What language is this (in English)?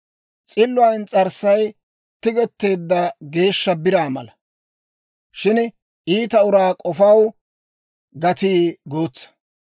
Dawro